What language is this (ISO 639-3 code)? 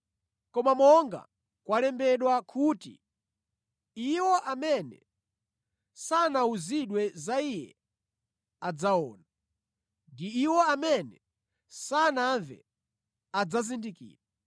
nya